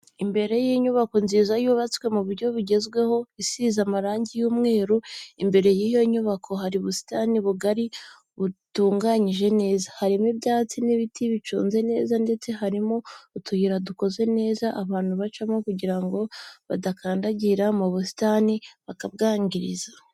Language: Kinyarwanda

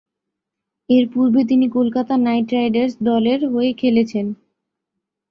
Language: Bangla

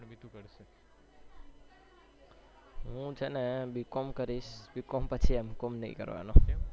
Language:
Gujarati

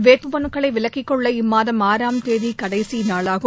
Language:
Tamil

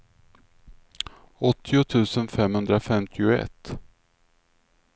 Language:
Swedish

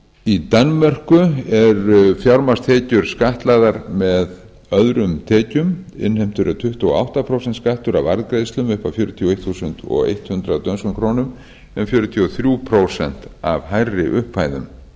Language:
Icelandic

